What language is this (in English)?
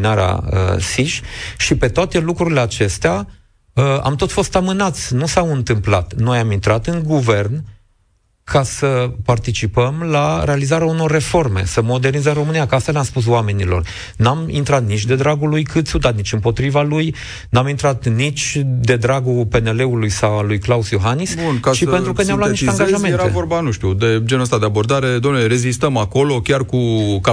Romanian